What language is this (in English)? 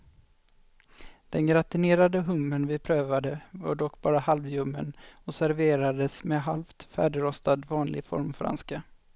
Swedish